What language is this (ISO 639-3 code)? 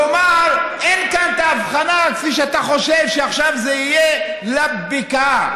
heb